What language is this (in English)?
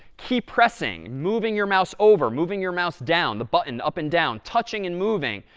English